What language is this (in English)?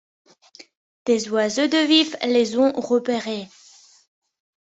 French